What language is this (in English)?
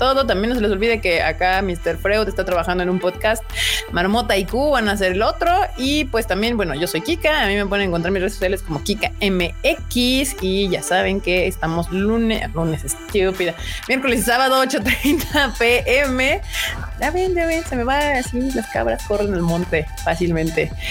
Spanish